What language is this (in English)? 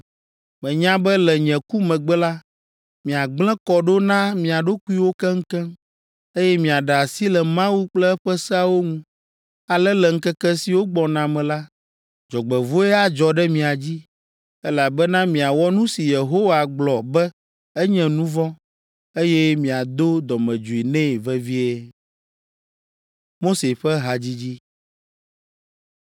Ewe